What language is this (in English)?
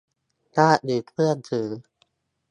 Thai